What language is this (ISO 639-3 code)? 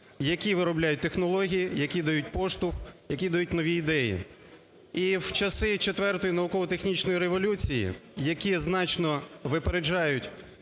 ukr